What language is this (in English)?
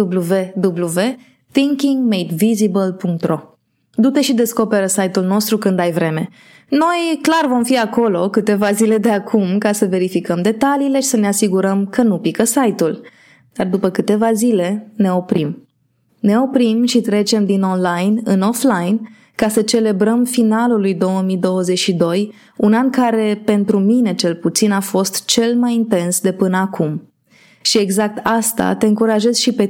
Romanian